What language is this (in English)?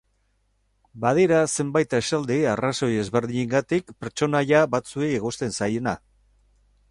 Basque